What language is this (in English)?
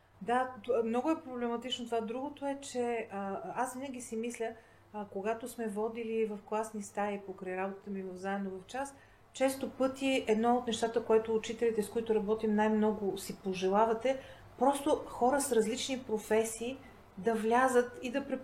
Bulgarian